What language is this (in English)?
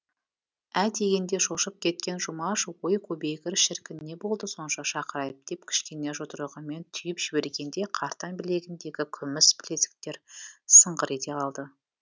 Kazakh